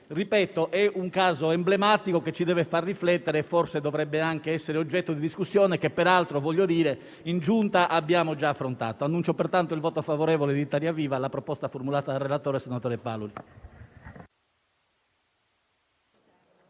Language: Italian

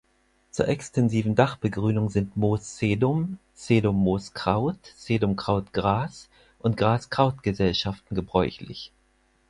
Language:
German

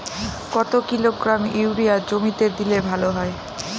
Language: Bangla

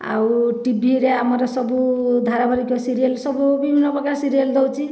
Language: Odia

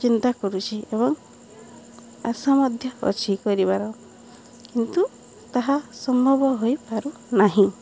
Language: Odia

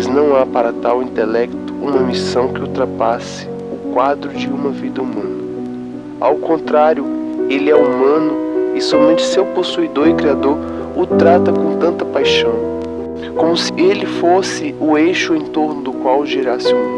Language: Portuguese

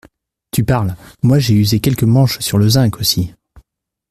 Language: French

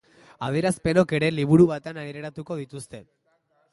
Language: Basque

